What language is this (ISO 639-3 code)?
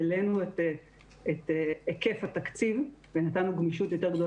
heb